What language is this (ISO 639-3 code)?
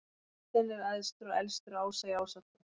isl